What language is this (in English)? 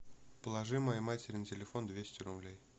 Russian